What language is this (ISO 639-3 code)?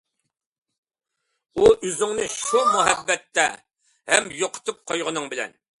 uig